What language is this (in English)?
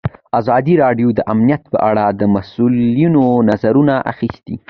Pashto